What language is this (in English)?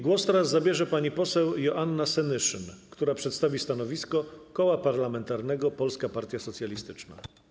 Polish